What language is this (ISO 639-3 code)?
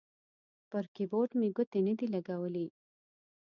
pus